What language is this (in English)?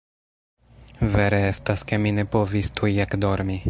Esperanto